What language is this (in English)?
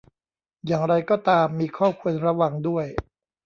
Thai